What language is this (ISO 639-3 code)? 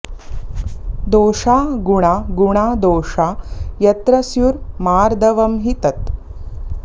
san